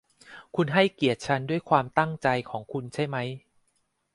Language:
Thai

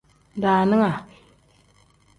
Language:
Tem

